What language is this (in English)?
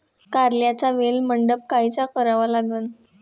Marathi